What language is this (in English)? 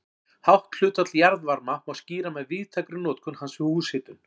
Icelandic